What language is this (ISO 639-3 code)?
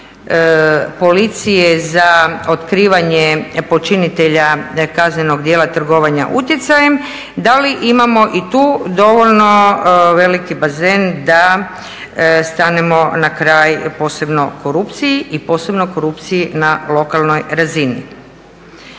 hrv